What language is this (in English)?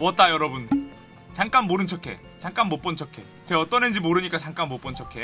Korean